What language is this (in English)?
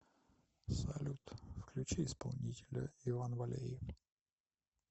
Russian